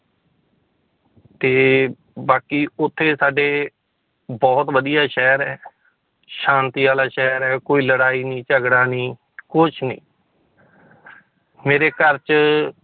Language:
Punjabi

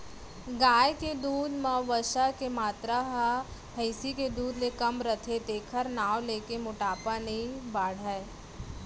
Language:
Chhattisgarhi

